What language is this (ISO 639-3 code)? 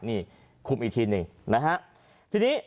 tha